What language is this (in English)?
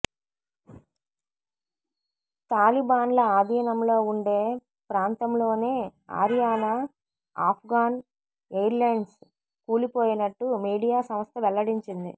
Telugu